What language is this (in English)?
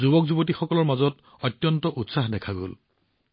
Assamese